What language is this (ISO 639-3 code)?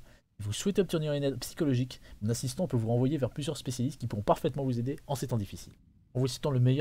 fra